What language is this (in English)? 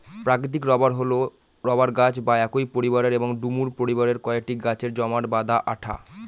Bangla